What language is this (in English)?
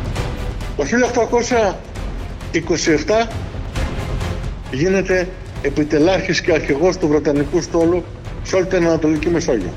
Greek